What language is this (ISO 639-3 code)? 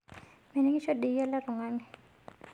mas